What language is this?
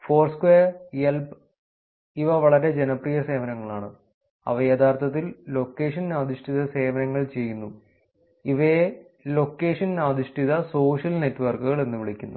Malayalam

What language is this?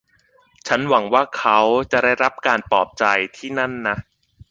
Thai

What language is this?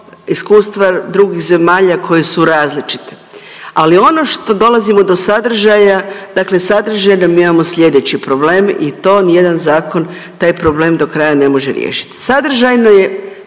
Croatian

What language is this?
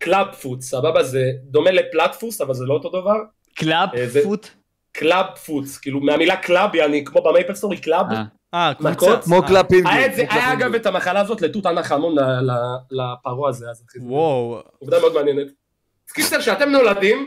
Hebrew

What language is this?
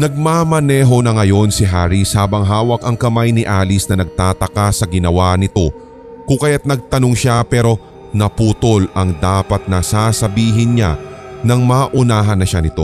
Filipino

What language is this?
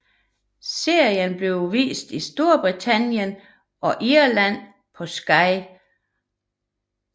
Danish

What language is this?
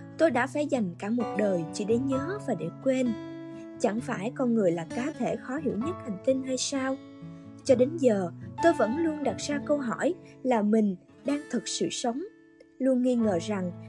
Vietnamese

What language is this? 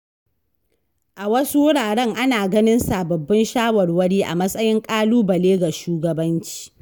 Hausa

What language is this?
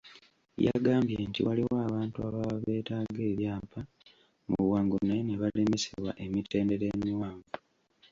Ganda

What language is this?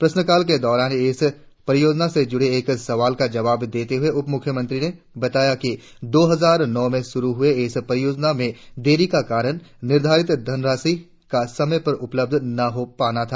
Hindi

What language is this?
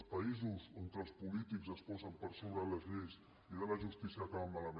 Catalan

